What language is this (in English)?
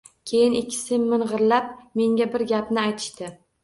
Uzbek